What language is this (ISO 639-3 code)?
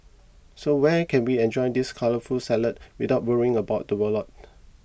eng